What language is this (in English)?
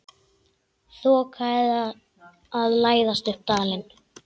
Icelandic